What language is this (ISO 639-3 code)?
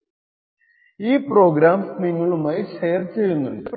mal